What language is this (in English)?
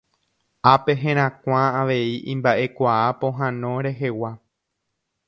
Guarani